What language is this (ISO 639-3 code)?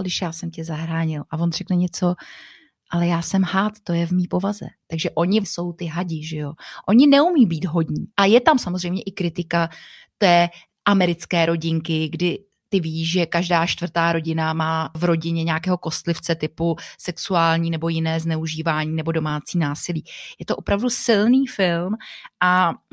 ces